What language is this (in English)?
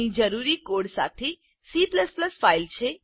Gujarati